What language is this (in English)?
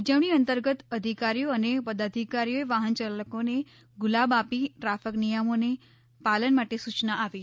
Gujarati